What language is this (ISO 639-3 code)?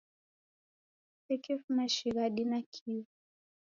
dav